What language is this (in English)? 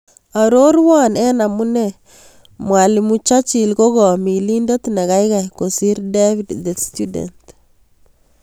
Kalenjin